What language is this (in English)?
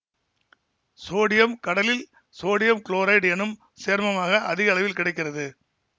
Tamil